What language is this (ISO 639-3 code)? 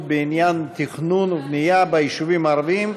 heb